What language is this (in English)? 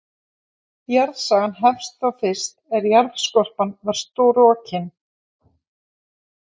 Icelandic